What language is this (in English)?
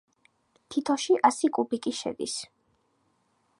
Georgian